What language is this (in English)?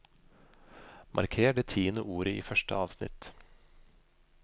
Norwegian